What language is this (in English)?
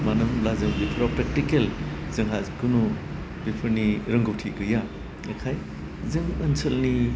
Bodo